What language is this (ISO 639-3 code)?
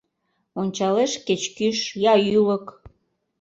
chm